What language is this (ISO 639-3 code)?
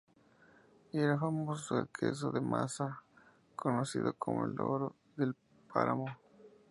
spa